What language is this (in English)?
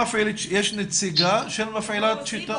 Hebrew